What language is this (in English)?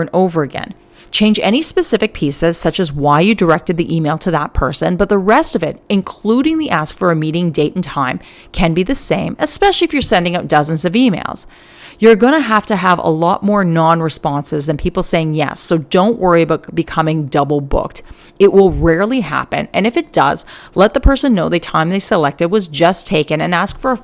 English